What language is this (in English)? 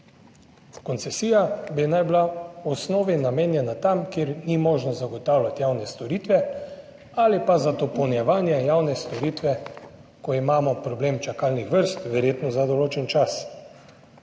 Slovenian